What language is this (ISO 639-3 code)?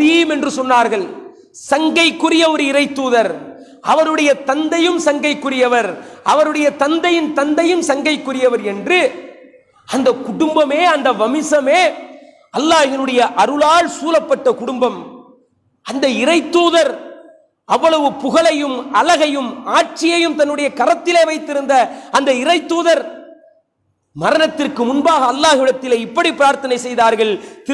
ara